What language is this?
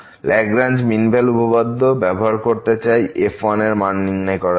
Bangla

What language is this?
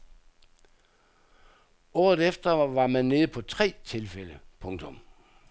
Danish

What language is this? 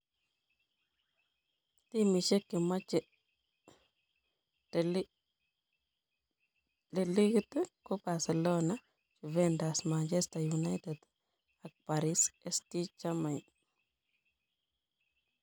Kalenjin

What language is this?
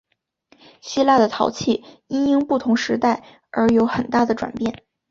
Chinese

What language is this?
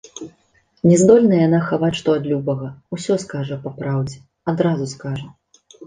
Belarusian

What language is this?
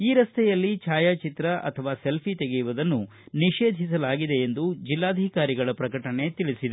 Kannada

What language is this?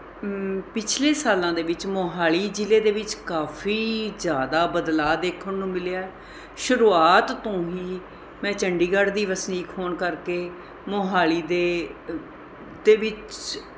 Punjabi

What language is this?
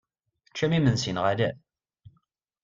Kabyle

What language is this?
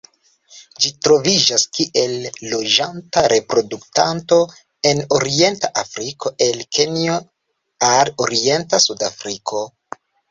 Esperanto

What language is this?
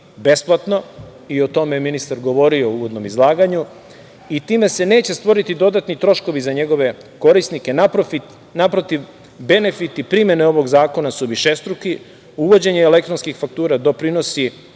Serbian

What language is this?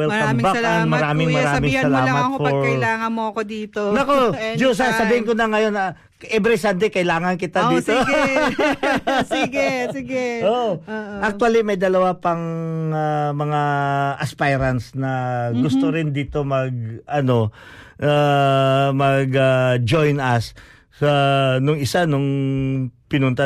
Filipino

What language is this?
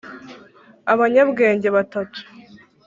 Kinyarwanda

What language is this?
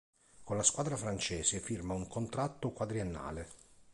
Italian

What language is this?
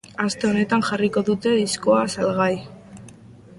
Basque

